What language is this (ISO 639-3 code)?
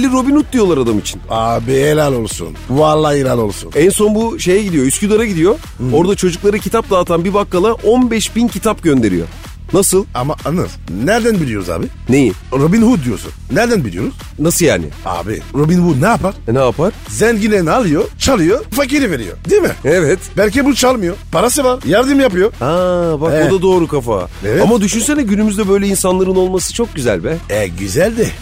tur